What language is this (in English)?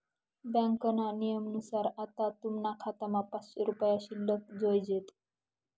Marathi